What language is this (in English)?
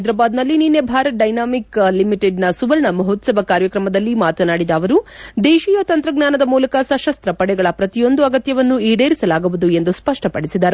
Kannada